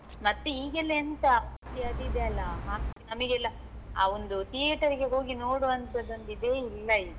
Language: Kannada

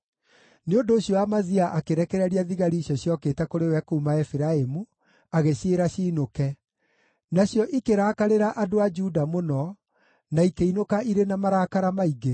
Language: Kikuyu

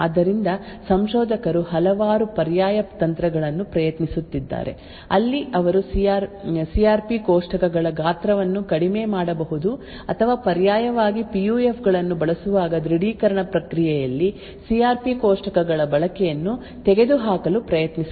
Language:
Kannada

